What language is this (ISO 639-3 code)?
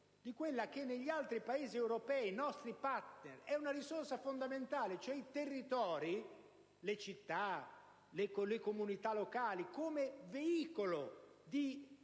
ita